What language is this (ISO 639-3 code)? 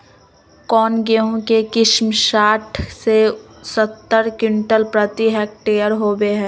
mag